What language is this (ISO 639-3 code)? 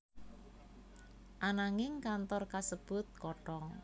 jav